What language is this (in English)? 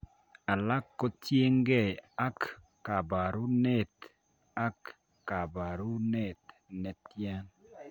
Kalenjin